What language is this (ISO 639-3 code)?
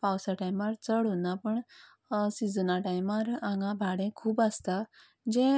kok